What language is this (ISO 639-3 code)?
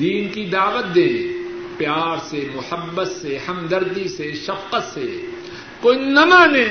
urd